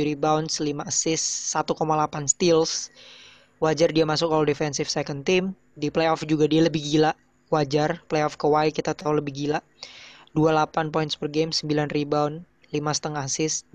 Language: Indonesian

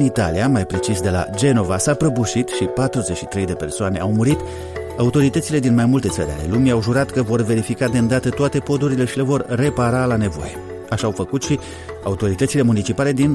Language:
Romanian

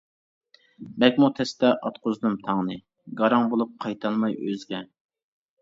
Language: Uyghur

